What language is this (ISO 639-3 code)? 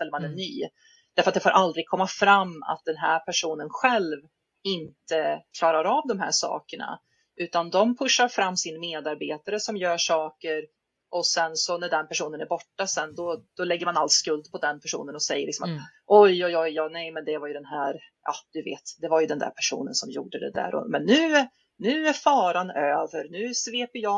swe